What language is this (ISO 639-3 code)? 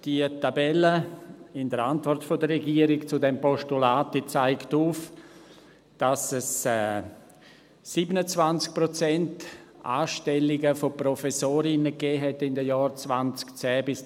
gsw